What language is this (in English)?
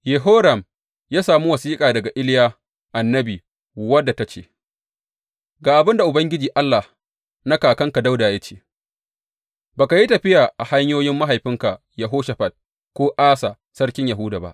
Hausa